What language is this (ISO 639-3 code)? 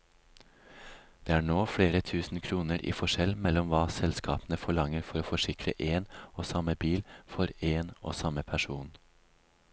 nor